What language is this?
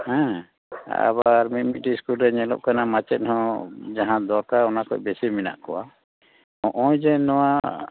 Santali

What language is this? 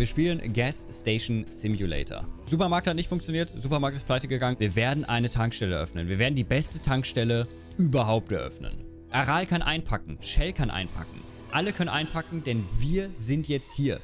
German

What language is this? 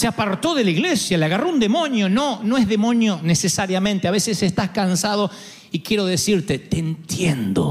Spanish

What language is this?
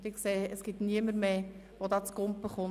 Swiss German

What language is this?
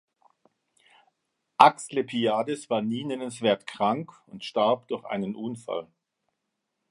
German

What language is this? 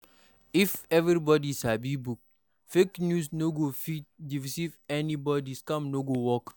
Nigerian Pidgin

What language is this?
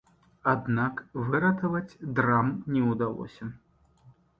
Belarusian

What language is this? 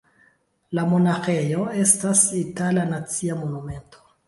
Esperanto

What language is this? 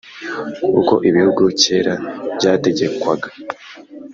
Kinyarwanda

